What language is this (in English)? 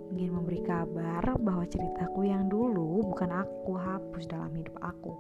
Indonesian